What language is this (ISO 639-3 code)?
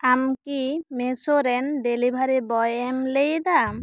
sat